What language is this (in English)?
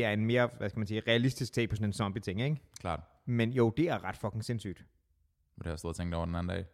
Danish